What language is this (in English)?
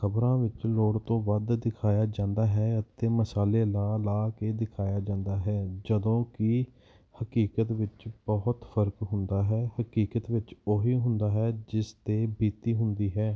Punjabi